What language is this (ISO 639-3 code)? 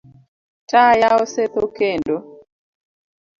luo